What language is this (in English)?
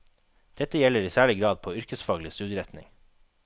Norwegian